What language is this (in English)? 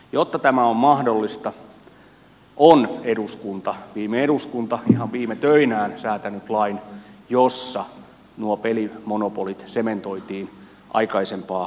Finnish